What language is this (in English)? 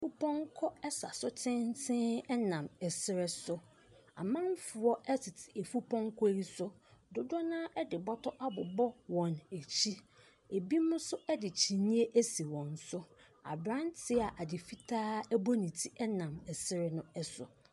Akan